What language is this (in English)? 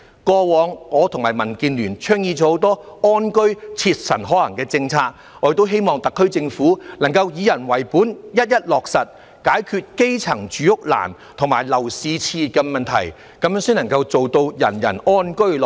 Cantonese